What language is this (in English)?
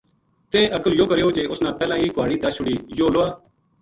Gujari